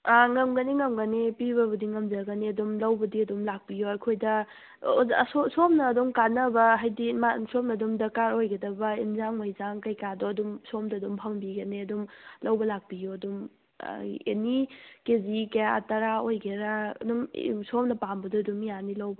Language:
Manipuri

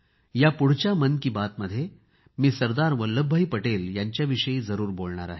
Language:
Marathi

